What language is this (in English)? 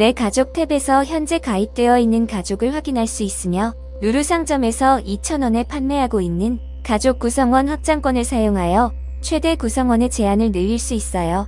Korean